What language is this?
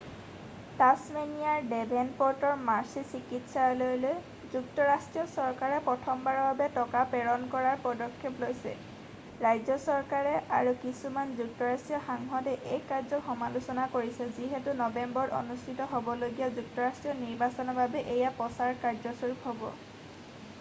Assamese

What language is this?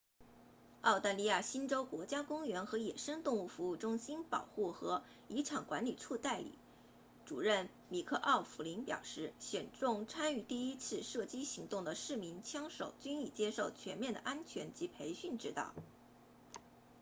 Chinese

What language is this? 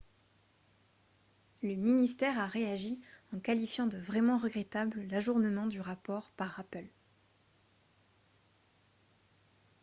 French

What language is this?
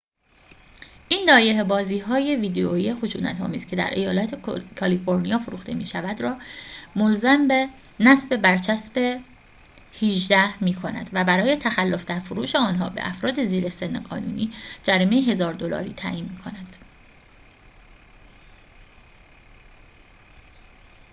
Persian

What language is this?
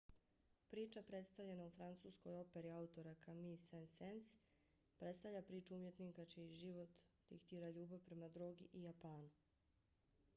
Bosnian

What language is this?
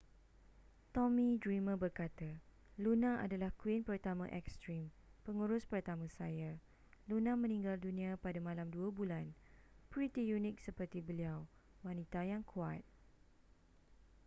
Malay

